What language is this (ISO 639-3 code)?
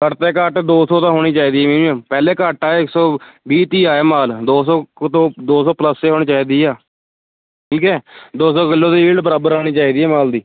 pan